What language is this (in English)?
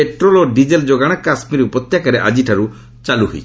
Odia